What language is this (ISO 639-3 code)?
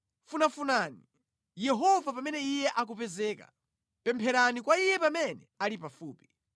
nya